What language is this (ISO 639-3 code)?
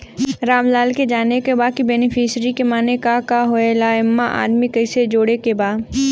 bho